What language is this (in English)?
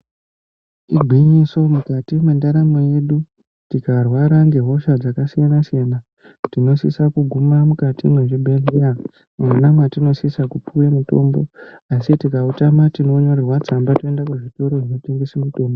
Ndau